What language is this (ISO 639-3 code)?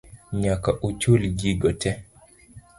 luo